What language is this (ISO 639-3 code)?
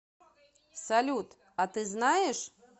rus